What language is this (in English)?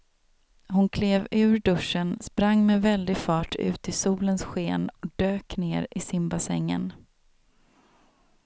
Swedish